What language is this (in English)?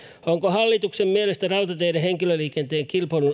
Finnish